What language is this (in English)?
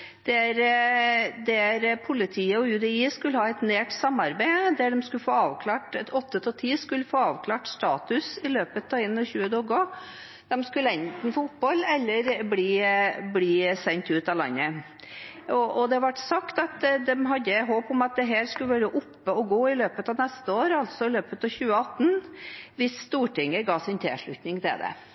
Norwegian Bokmål